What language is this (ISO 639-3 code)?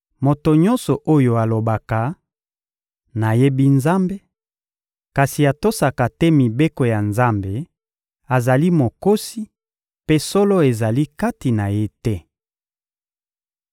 lin